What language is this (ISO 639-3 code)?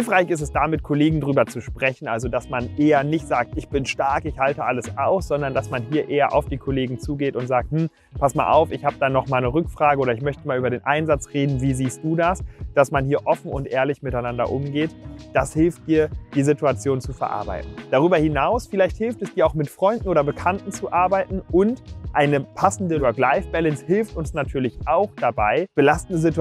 deu